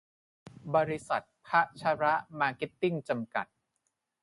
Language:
Thai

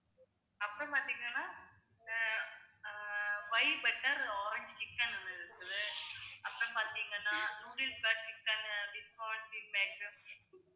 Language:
Tamil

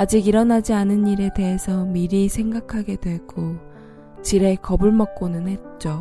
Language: Korean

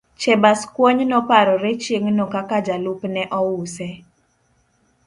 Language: Luo (Kenya and Tanzania)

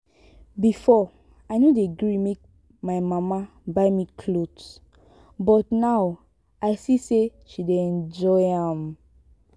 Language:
Nigerian Pidgin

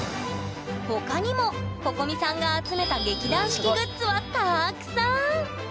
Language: Japanese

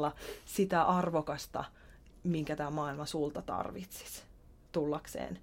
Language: Finnish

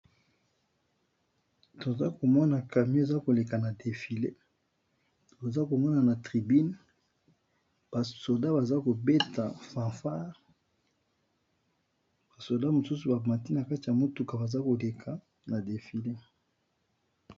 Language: Lingala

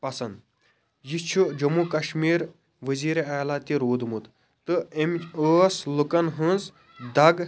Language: Kashmiri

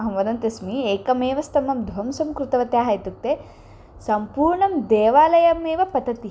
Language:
Sanskrit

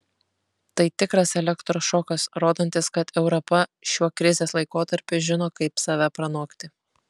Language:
Lithuanian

